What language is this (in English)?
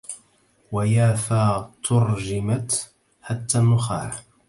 Arabic